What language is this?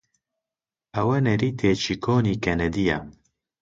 Central Kurdish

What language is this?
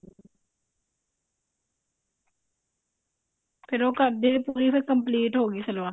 Punjabi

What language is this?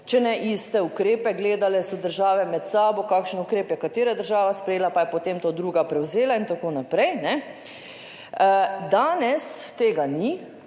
Slovenian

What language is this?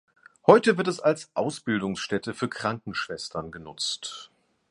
German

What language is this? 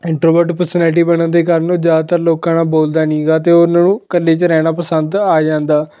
Punjabi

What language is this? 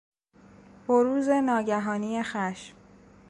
Persian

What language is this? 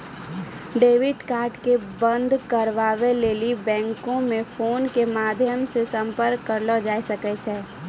Maithili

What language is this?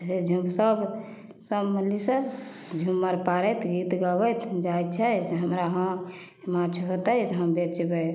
Maithili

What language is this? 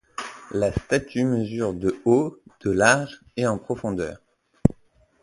French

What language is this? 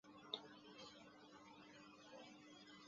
Chinese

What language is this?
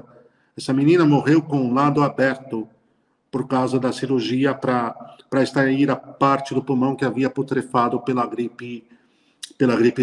Portuguese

